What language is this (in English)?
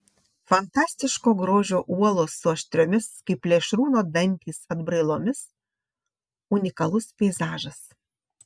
Lithuanian